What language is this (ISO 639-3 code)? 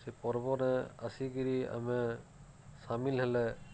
ori